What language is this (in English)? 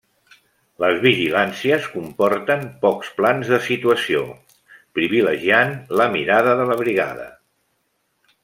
Catalan